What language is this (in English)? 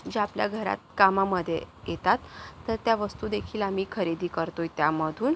Marathi